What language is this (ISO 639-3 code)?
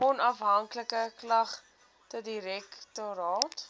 afr